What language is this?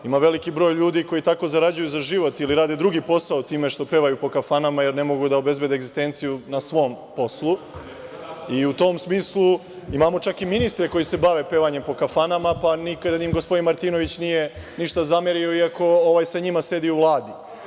Serbian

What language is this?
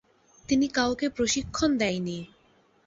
Bangla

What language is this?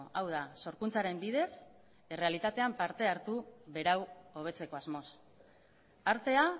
Basque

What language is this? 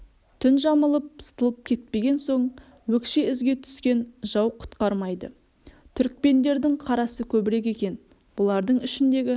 Kazakh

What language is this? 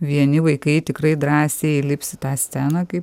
Lithuanian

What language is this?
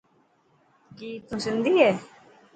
Dhatki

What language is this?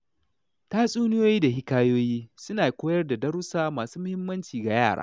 Hausa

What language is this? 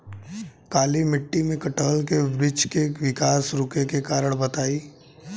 Bhojpuri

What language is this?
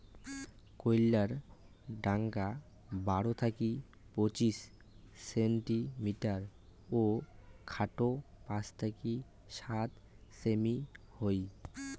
Bangla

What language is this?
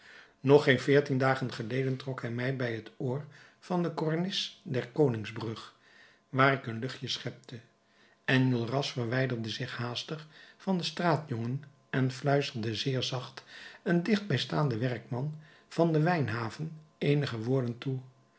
Dutch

